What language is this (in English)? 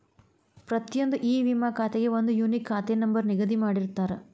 Kannada